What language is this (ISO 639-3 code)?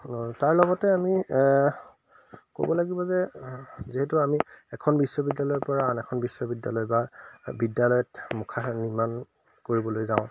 asm